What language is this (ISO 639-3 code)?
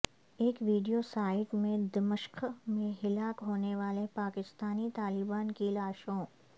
urd